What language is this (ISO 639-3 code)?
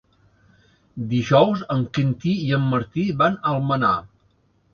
cat